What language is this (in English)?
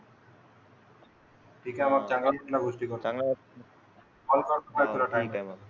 Marathi